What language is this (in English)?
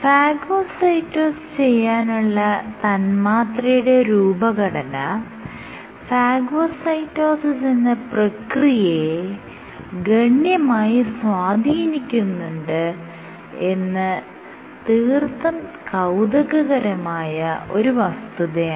Malayalam